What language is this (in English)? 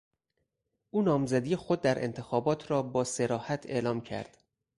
Persian